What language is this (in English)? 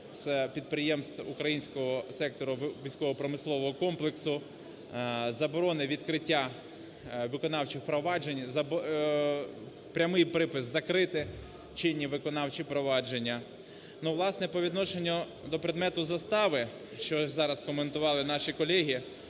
Ukrainian